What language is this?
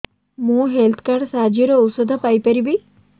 Odia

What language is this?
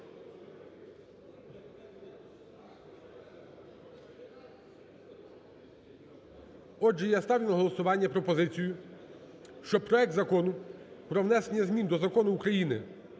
Ukrainian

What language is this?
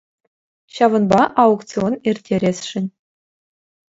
Chuvash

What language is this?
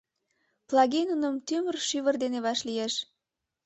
Mari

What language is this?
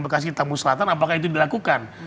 Indonesian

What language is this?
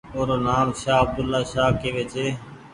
Goaria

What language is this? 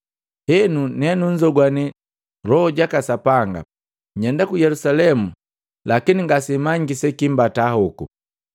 Matengo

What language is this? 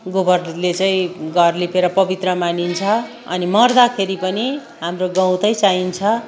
Nepali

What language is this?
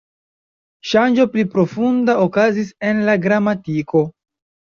Esperanto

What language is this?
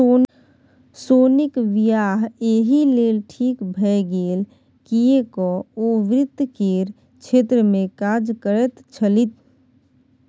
Maithili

